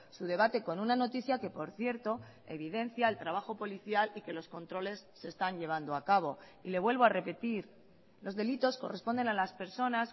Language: Spanish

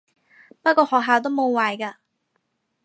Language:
Cantonese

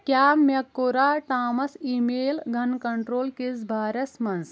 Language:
Kashmiri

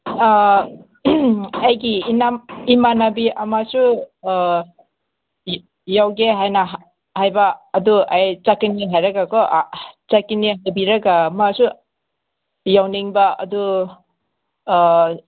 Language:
Manipuri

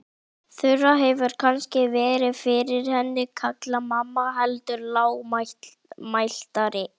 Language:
Icelandic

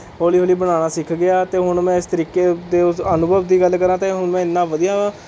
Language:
Punjabi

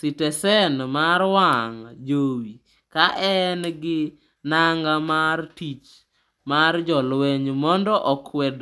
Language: Luo (Kenya and Tanzania)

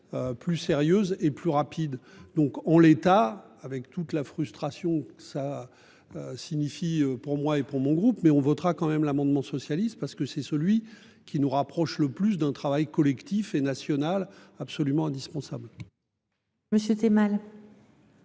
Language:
French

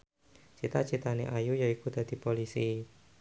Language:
Javanese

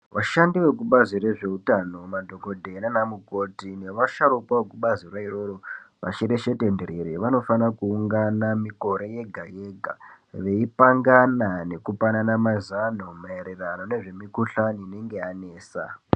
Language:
Ndau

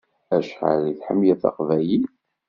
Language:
Kabyle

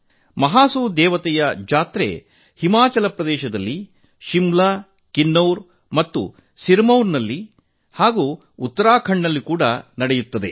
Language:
Kannada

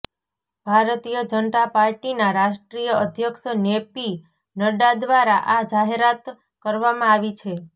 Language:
Gujarati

